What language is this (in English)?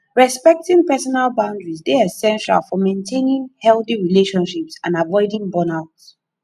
Nigerian Pidgin